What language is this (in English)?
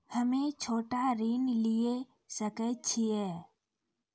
Maithili